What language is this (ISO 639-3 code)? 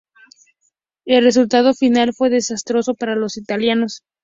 spa